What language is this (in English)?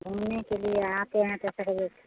Hindi